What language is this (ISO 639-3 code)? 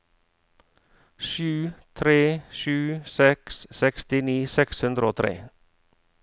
nor